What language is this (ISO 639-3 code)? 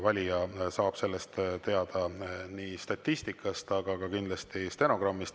est